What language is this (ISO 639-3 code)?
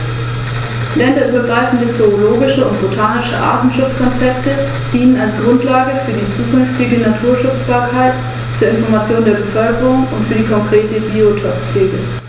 deu